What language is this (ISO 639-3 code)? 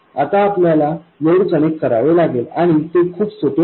mar